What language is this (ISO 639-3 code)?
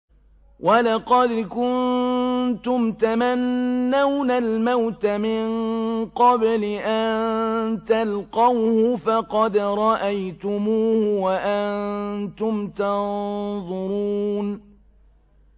ara